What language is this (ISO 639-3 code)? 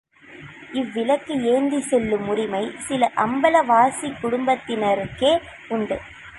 tam